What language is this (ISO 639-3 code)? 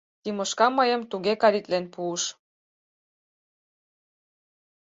chm